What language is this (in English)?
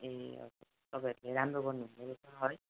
Nepali